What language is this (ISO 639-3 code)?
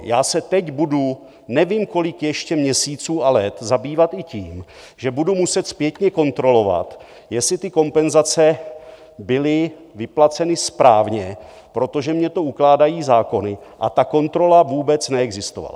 ces